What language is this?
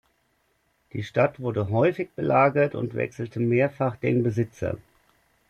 German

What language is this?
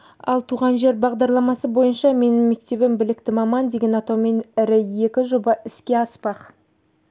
Kazakh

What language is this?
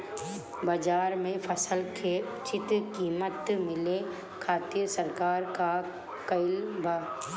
Bhojpuri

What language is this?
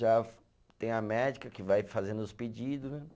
Portuguese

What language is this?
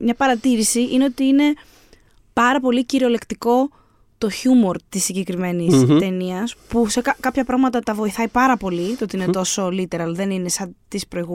Greek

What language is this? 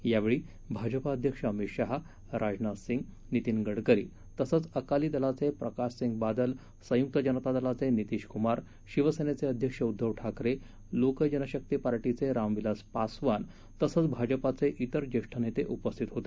Marathi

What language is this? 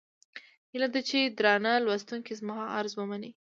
Pashto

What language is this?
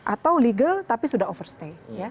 Indonesian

